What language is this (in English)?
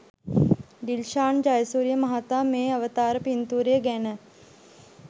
Sinhala